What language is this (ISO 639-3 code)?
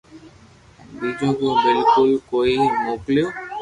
lrk